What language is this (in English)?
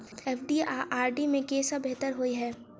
Maithili